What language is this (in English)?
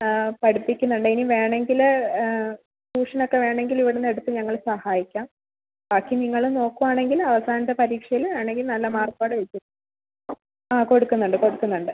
Malayalam